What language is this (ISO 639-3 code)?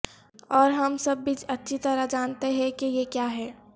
urd